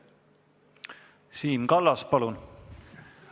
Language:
Estonian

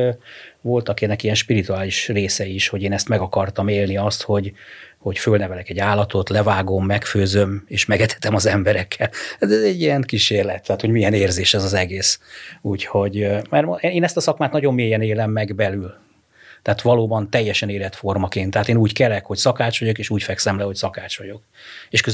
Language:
Hungarian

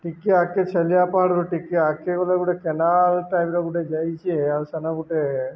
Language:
Odia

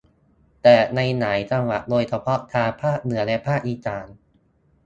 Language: Thai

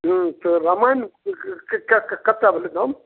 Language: Maithili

